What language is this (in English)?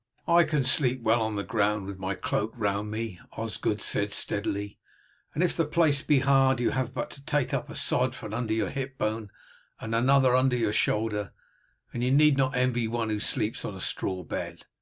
English